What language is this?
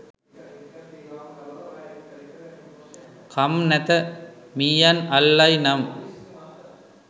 Sinhala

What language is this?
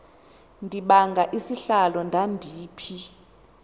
Xhosa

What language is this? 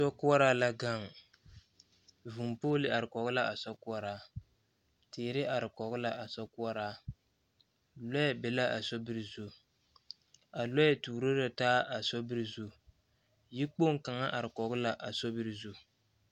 Southern Dagaare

